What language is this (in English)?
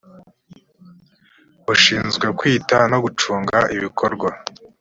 Kinyarwanda